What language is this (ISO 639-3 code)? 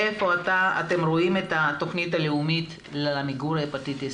heb